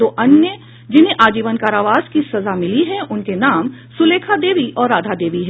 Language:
Hindi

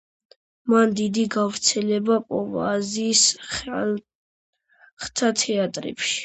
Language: Georgian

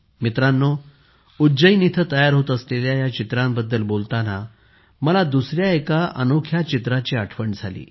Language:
Marathi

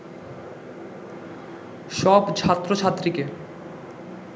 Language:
Bangla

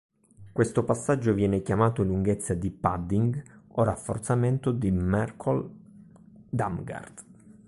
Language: Italian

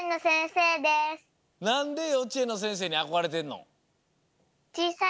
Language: Japanese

